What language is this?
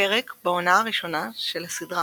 Hebrew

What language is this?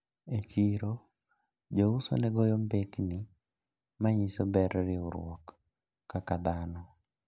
Luo (Kenya and Tanzania)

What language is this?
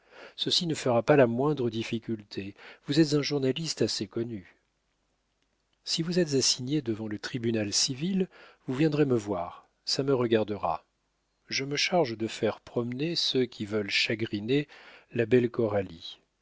French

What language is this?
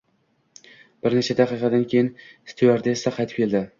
Uzbek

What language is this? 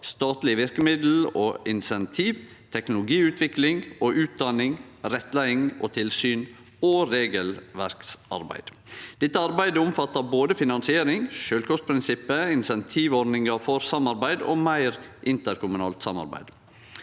Norwegian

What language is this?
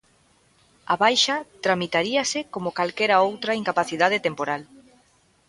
Galician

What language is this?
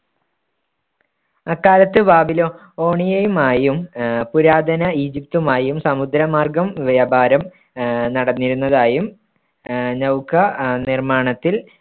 Malayalam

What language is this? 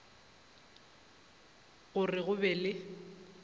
Northern Sotho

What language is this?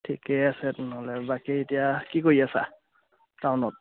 Assamese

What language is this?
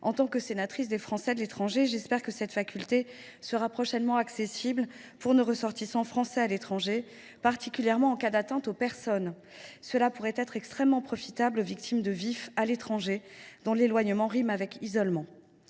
French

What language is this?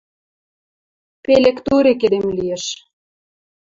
Western Mari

